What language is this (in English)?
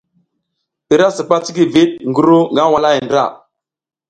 South Giziga